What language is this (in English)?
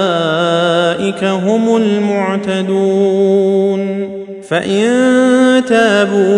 Arabic